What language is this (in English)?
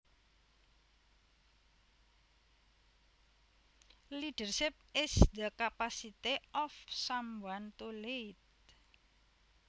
Javanese